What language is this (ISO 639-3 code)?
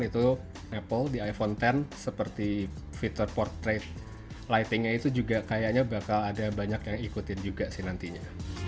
ind